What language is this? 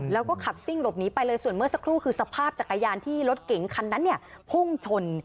Thai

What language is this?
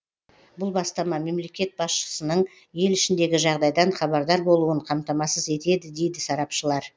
Kazakh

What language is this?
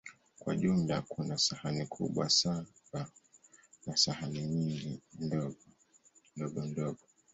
Swahili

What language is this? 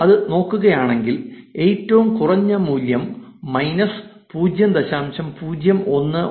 Malayalam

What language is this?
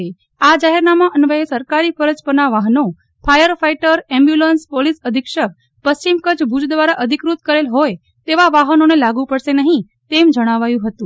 Gujarati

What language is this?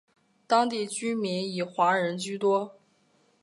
Chinese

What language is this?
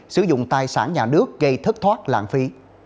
Vietnamese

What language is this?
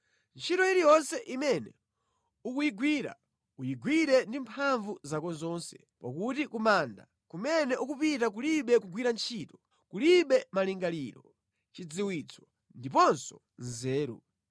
Nyanja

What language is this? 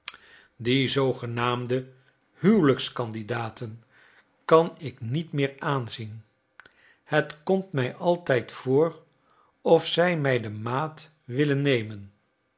Dutch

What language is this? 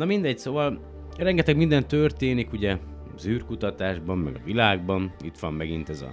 Hungarian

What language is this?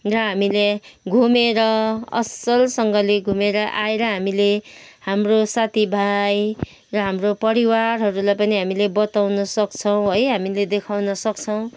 Nepali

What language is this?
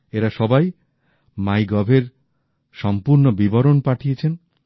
Bangla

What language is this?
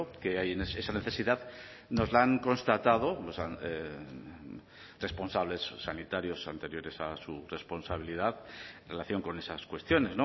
Spanish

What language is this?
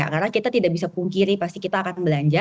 Indonesian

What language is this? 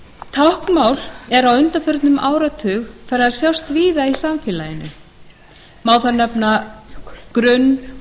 Icelandic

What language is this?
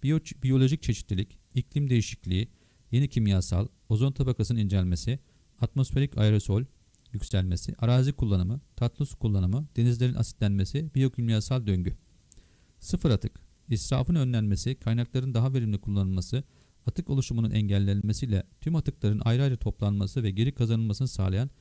Turkish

